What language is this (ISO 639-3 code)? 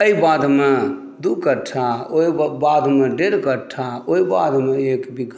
mai